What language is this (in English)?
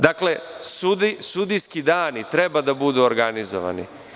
Serbian